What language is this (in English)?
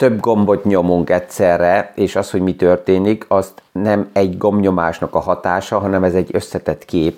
Hungarian